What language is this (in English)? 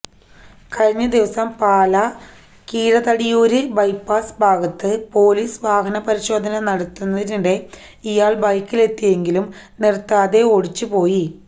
Malayalam